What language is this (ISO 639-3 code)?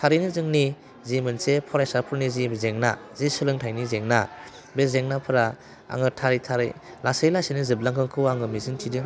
brx